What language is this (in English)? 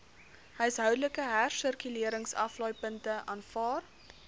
Afrikaans